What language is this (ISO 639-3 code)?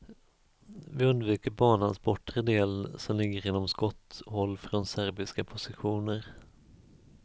swe